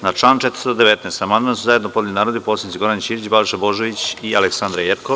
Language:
Serbian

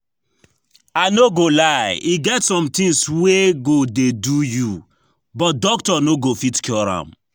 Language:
Nigerian Pidgin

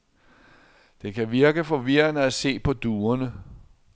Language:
Danish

